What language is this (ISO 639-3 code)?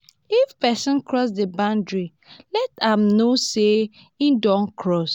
pcm